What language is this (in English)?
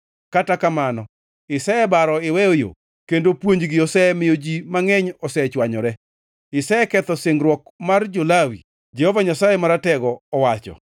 Luo (Kenya and Tanzania)